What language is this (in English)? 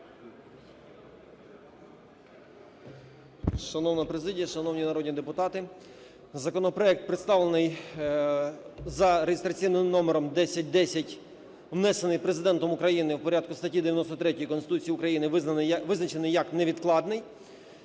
Ukrainian